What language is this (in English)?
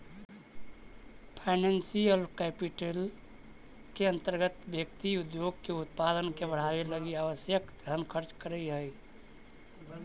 Magahi